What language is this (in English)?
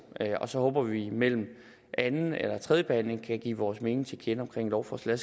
Danish